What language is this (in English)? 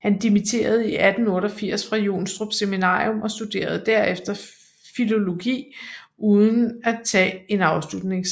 Danish